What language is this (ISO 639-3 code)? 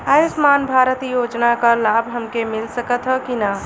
bho